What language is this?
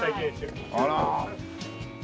Japanese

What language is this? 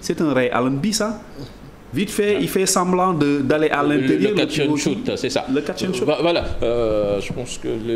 French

